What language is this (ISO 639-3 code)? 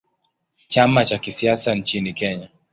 swa